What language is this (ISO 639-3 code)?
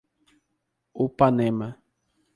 por